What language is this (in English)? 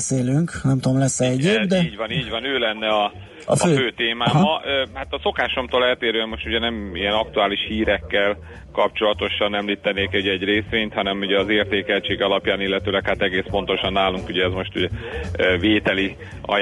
Hungarian